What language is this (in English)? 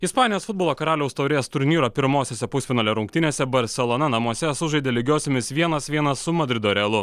Lithuanian